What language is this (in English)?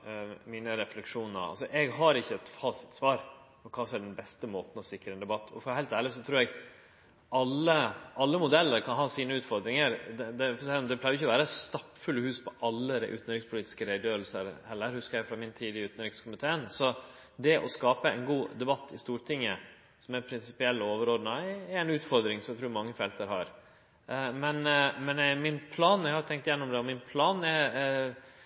Norwegian Nynorsk